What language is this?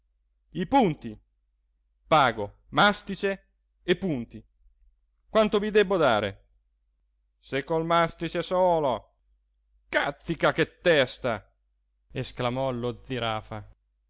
Italian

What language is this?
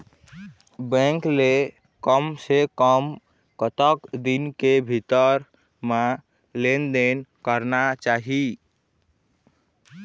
Chhattisgarhi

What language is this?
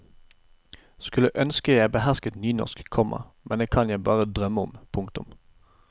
Norwegian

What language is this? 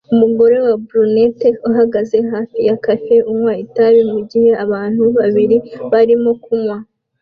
Kinyarwanda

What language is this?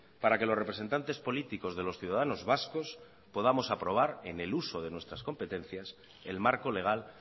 Spanish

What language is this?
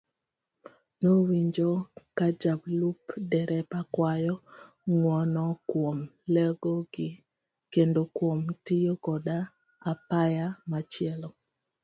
Luo (Kenya and Tanzania)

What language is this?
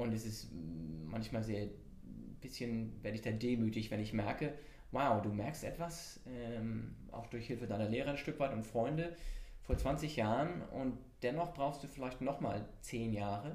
German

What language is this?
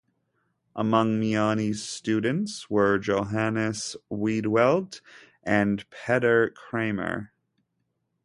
English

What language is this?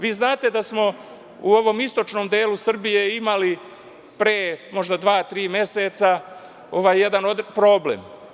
Serbian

